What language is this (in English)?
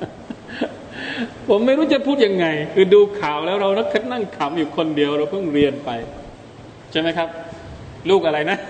Thai